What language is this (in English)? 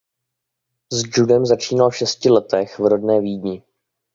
Czech